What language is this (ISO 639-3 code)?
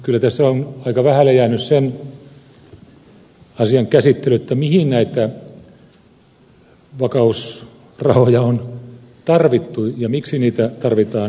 fin